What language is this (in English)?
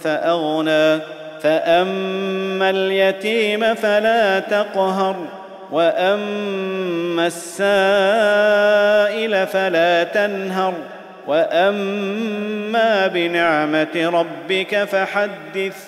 Arabic